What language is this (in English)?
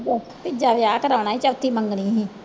Punjabi